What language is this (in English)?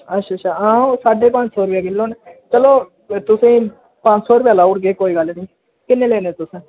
Dogri